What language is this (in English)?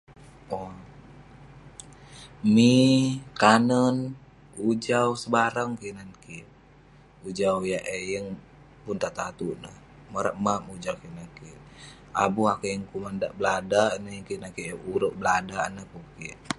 Western Penan